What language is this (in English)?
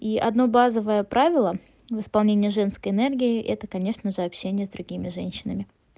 Russian